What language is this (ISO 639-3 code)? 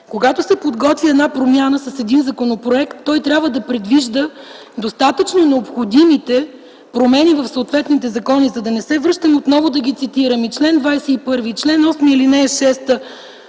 bul